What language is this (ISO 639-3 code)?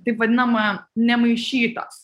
lit